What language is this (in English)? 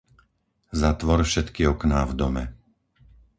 Slovak